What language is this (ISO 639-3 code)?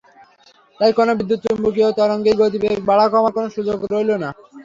ben